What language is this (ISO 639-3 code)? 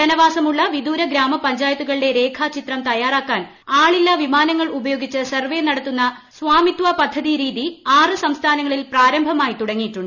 mal